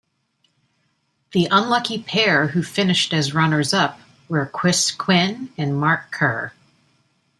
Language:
English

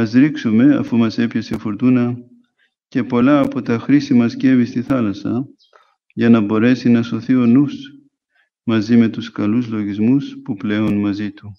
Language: Greek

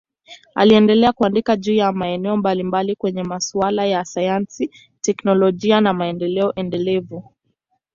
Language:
Swahili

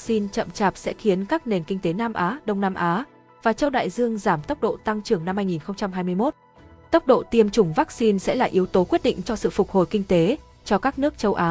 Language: Vietnamese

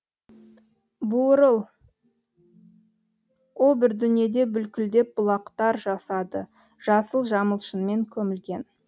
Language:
Kazakh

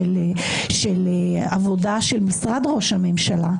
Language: Hebrew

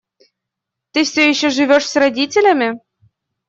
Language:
Russian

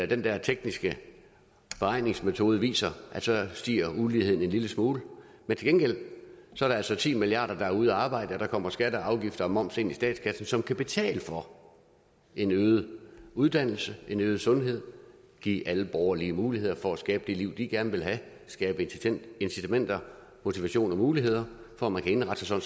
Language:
Danish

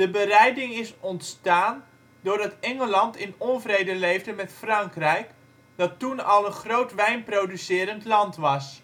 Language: Dutch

